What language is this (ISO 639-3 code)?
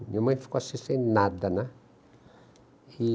por